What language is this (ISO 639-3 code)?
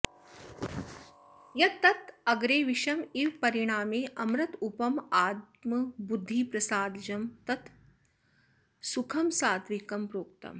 san